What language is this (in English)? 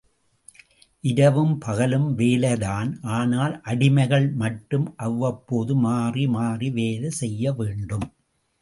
Tamil